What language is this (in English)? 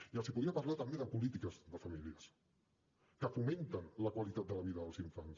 Catalan